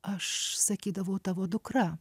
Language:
Lithuanian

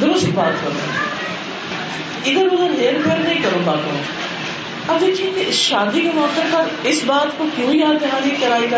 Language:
Urdu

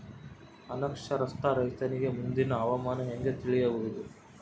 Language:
Kannada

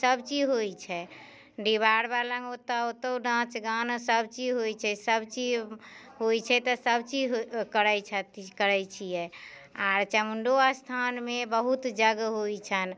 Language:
Maithili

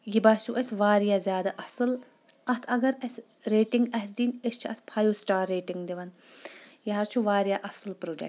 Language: Kashmiri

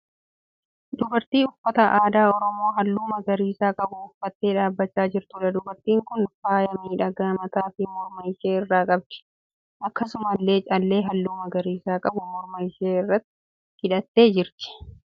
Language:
Oromo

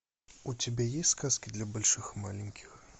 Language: Russian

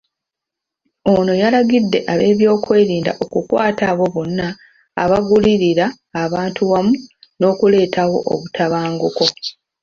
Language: Ganda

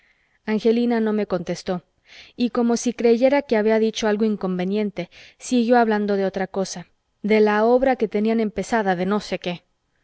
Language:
Spanish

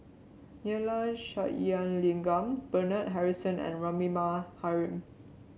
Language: English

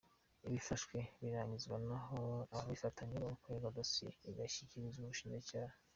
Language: Kinyarwanda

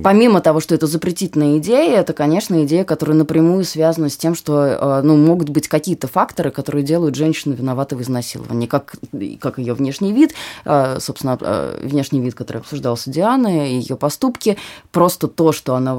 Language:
Russian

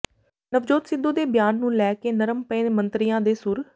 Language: Punjabi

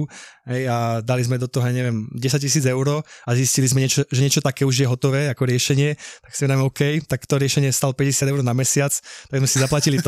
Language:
Slovak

